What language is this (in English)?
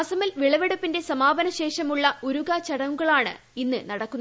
Malayalam